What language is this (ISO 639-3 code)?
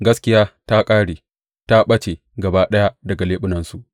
hau